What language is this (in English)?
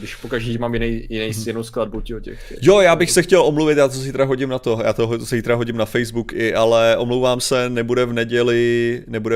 Czech